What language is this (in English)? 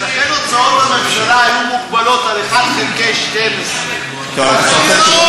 Hebrew